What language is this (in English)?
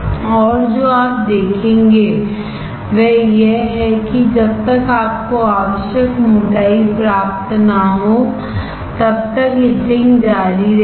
Hindi